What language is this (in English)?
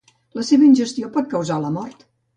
Catalan